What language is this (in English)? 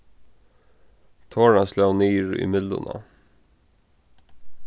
Faroese